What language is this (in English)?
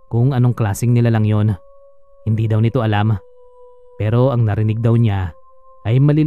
Filipino